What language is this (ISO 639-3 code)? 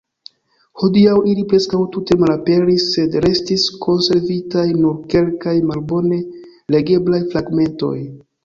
epo